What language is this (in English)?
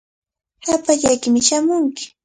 Cajatambo North Lima Quechua